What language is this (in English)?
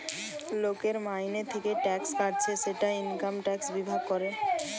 Bangla